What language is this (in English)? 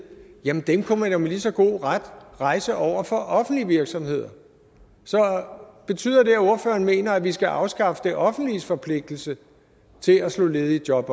Danish